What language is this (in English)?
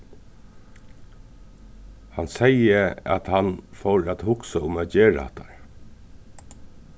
Faroese